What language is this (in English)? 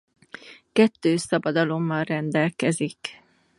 Hungarian